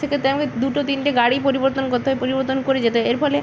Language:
Bangla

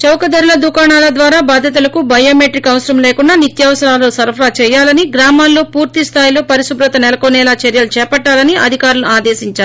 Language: Telugu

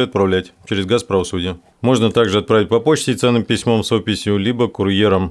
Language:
Russian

